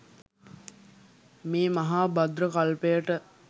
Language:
Sinhala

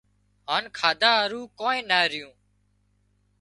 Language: Wadiyara Koli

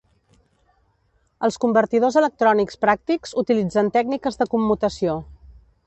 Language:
Catalan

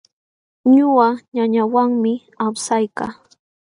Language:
Jauja Wanca Quechua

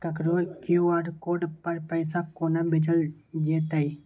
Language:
Maithili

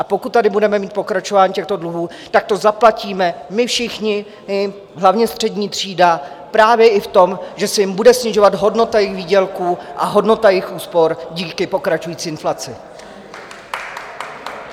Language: Czech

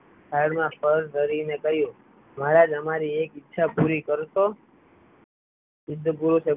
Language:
Gujarati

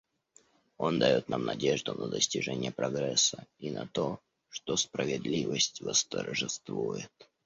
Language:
Russian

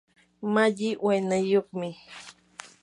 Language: Yanahuanca Pasco Quechua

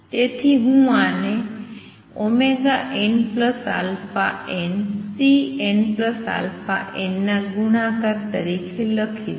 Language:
Gujarati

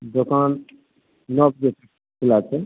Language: Maithili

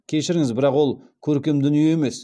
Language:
Kazakh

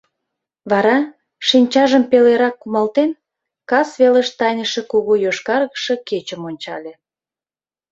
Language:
Mari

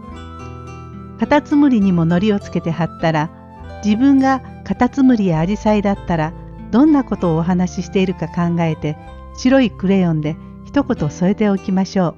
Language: Japanese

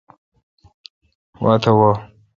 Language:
Kalkoti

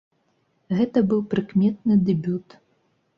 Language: Belarusian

